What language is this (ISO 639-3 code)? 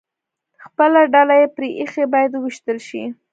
pus